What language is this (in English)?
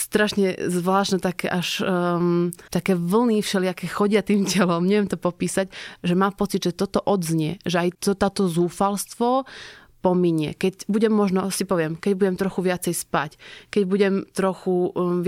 Slovak